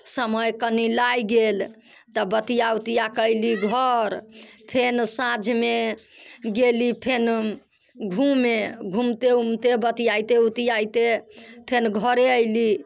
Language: Maithili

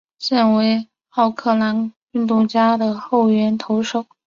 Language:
Chinese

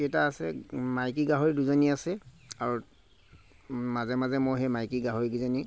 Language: Assamese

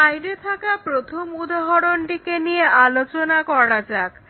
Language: Bangla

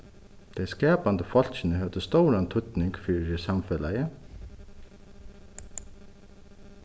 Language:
Faroese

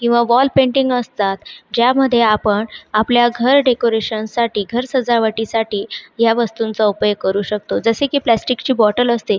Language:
Marathi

